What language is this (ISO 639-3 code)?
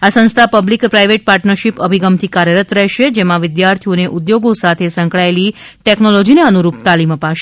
guj